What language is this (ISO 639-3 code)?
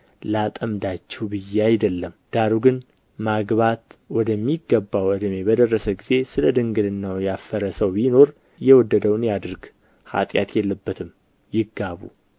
amh